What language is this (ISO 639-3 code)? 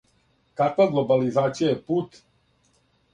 srp